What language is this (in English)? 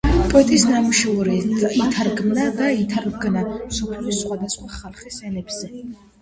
Georgian